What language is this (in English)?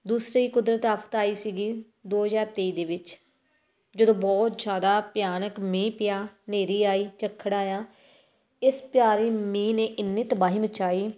Punjabi